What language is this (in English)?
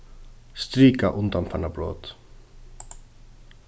Faroese